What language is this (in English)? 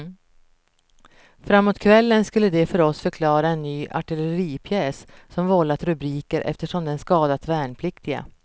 Swedish